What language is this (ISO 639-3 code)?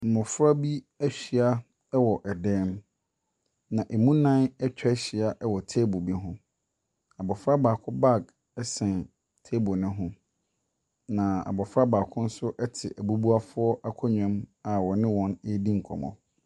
aka